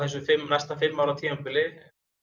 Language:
Icelandic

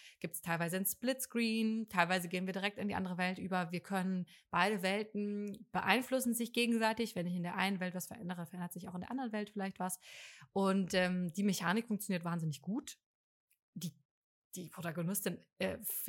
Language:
German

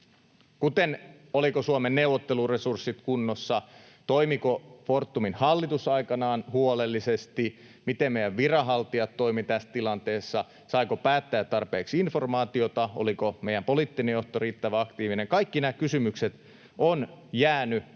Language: Finnish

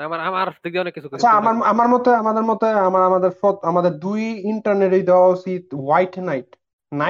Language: Bangla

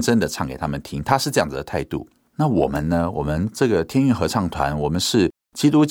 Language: Chinese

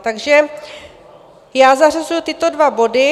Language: Czech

